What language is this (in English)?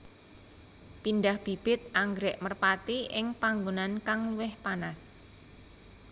Javanese